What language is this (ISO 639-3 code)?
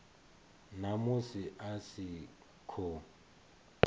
ven